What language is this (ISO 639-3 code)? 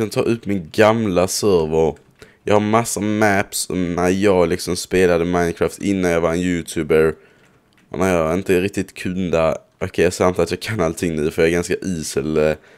swe